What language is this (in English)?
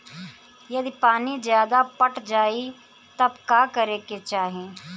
Bhojpuri